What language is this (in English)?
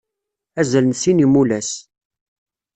Kabyle